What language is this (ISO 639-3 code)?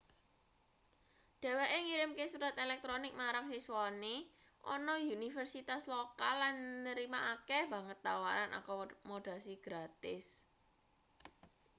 jav